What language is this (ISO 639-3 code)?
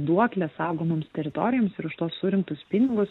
lit